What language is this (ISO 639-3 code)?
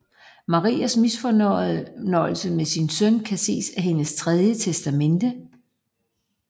dan